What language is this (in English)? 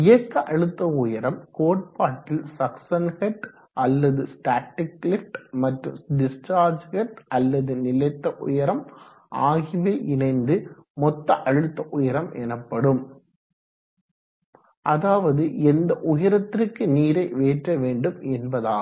Tamil